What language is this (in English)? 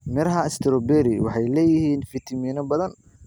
Somali